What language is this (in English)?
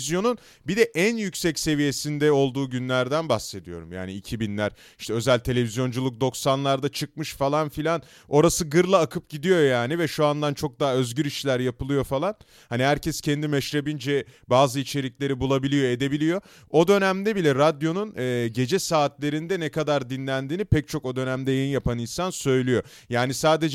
Turkish